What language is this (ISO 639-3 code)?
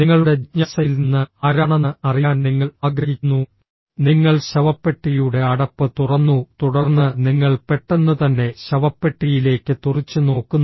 mal